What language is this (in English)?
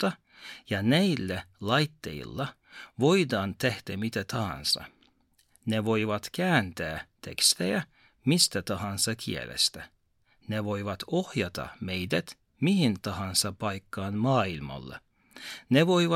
Finnish